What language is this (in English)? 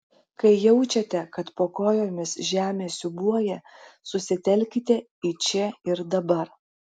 Lithuanian